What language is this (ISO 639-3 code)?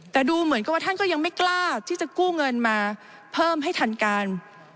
tha